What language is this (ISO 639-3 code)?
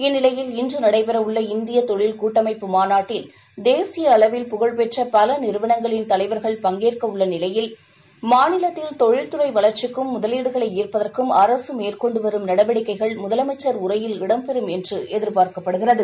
tam